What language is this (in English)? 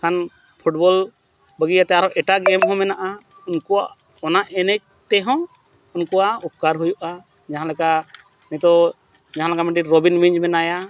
Santali